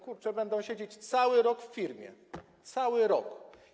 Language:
Polish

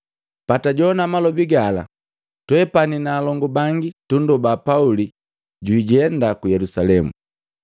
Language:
Matengo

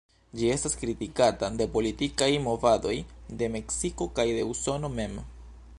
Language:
Esperanto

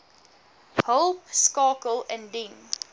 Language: Afrikaans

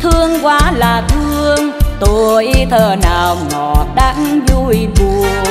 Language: Vietnamese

